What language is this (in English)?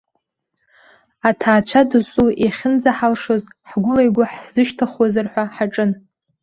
Abkhazian